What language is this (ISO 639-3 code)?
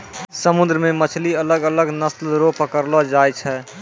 mai